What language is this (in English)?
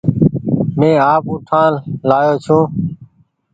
Goaria